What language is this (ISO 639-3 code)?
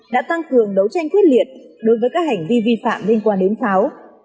vie